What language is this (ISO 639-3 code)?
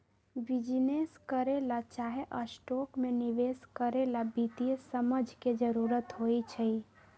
mag